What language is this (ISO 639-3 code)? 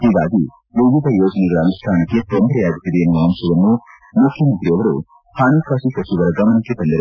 kan